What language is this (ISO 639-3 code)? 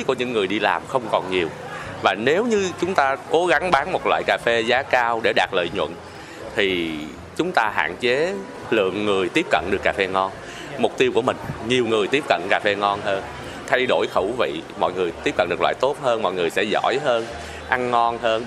vie